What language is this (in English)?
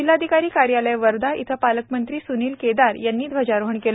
Marathi